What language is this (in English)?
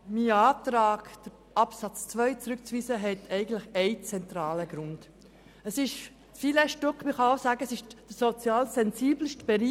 Swiss German